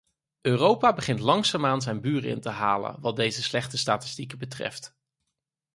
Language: Dutch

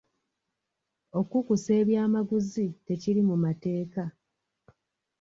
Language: Ganda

